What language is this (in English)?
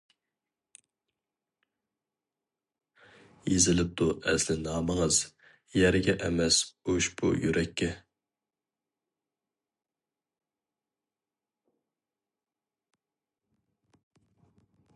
Uyghur